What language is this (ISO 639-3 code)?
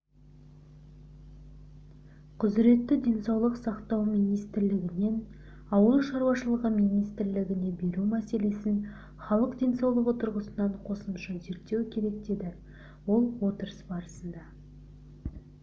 kaz